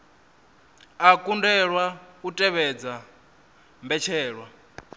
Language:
Venda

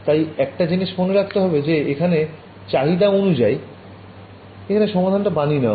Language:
Bangla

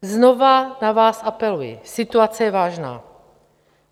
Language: Czech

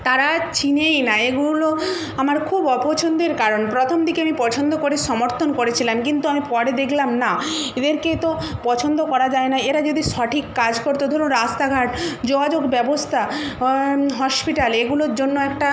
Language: Bangla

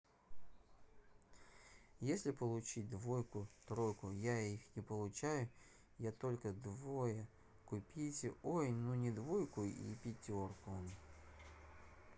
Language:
Russian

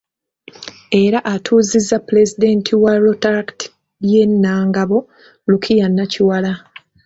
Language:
Ganda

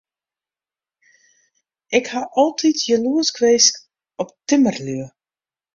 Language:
Western Frisian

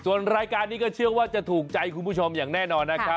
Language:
Thai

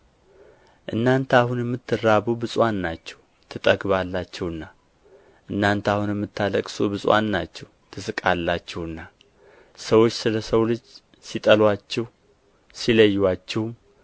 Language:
Amharic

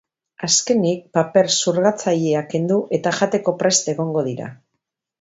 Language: Basque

